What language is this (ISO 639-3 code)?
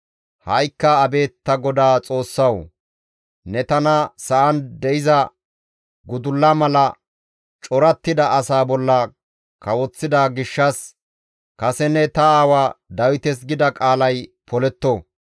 gmv